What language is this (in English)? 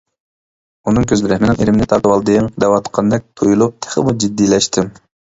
Uyghur